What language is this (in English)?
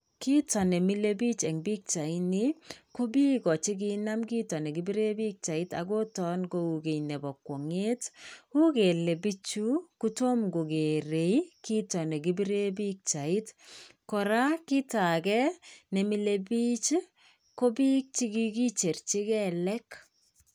Kalenjin